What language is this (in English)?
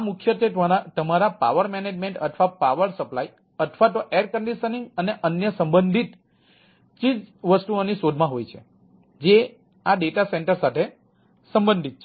Gujarati